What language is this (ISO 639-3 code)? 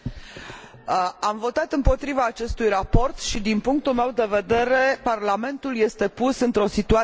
ron